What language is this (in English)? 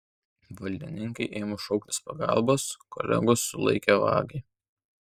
Lithuanian